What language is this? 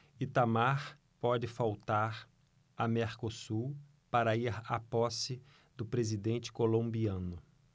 Portuguese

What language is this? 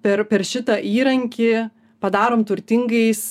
Lithuanian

